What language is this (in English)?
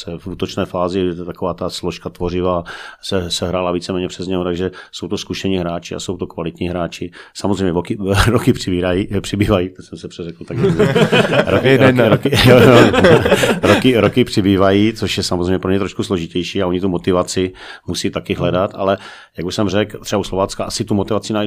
Czech